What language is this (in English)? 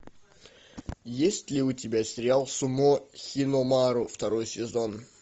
Russian